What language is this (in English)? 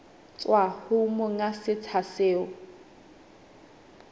Southern Sotho